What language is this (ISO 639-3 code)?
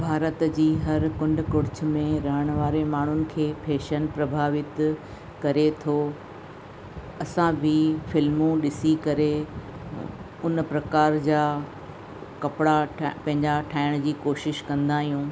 snd